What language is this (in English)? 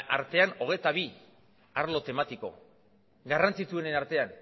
Basque